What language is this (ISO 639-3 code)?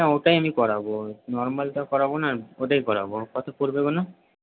ben